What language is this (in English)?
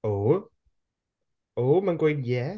Welsh